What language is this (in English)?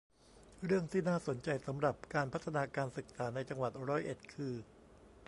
Thai